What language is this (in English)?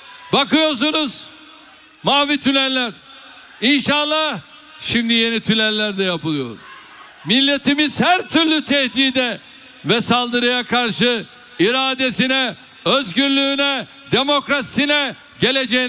Turkish